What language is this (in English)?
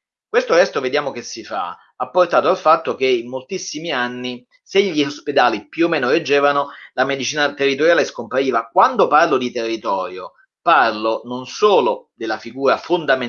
Italian